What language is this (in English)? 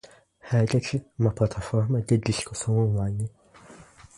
Portuguese